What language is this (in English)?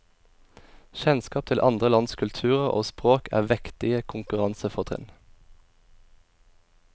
Norwegian